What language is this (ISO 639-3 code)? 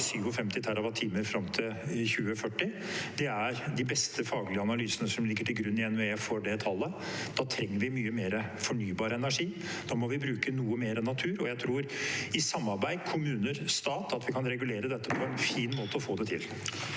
nor